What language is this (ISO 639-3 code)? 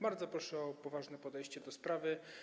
pol